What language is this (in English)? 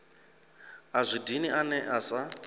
Venda